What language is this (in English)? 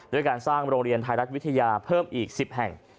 Thai